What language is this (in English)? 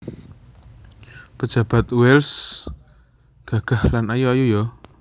Javanese